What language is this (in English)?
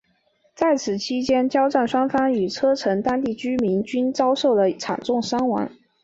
Chinese